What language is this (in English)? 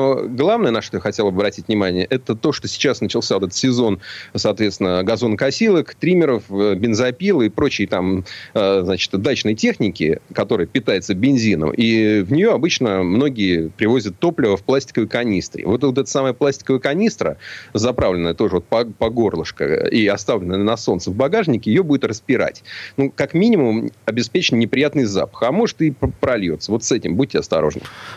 Russian